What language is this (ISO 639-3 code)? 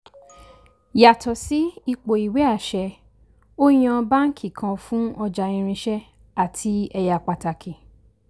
yor